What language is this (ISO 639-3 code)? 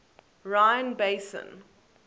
eng